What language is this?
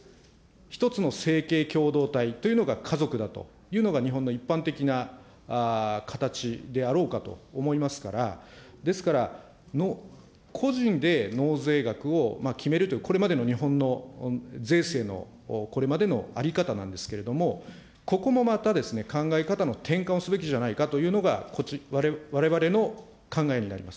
Japanese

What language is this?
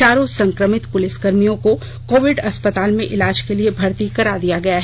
Hindi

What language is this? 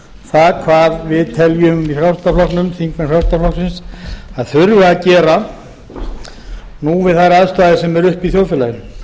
Icelandic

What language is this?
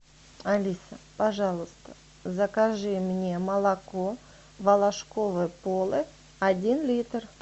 Russian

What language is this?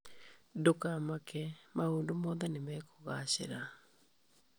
Kikuyu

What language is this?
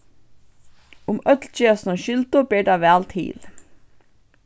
Faroese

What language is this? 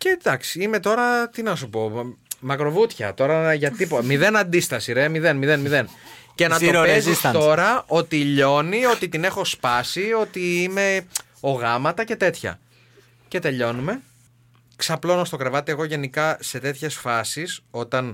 Greek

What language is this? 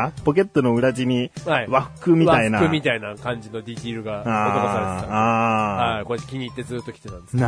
Japanese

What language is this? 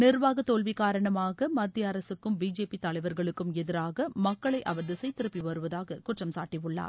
Tamil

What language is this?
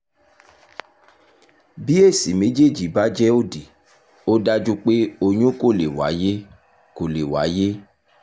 Yoruba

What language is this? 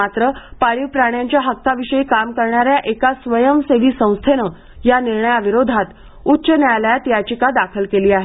Marathi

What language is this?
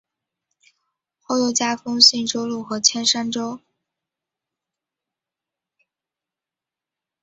Chinese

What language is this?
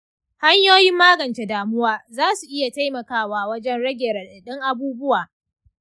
Hausa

